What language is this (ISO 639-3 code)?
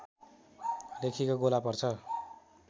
nep